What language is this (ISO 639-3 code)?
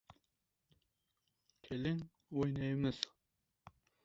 uzb